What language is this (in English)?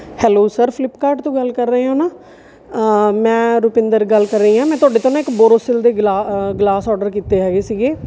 Punjabi